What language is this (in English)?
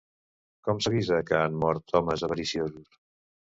Catalan